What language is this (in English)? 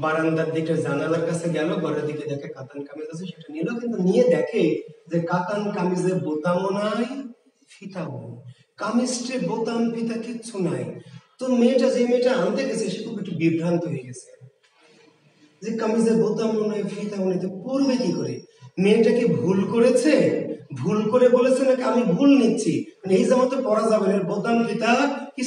Hindi